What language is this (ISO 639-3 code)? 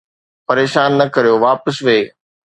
snd